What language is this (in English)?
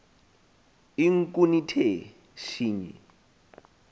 Xhosa